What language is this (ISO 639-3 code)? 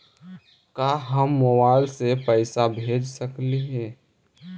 mag